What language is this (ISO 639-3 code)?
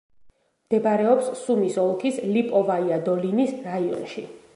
kat